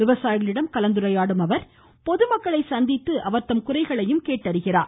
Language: Tamil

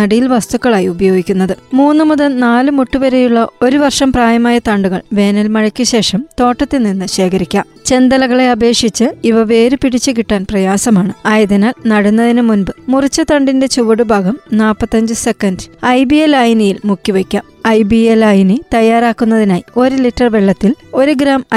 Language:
Malayalam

